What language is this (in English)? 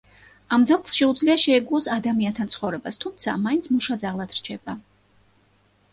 Georgian